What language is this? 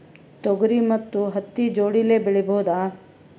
Kannada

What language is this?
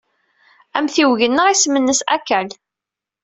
Kabyle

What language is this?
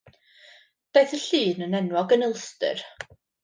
Welsh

